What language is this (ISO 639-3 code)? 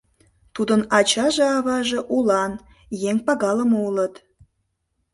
chm